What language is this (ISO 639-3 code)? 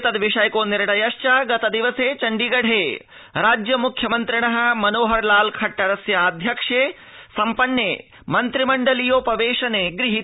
san